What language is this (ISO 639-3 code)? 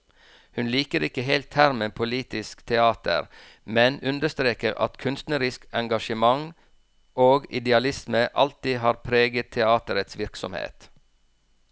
nor